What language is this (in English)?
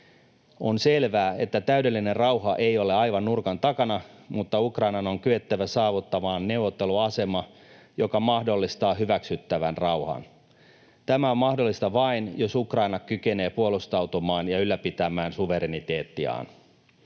Finnish